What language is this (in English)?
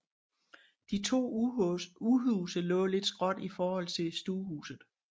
Danish